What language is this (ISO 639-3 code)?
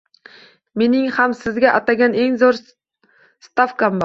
uzb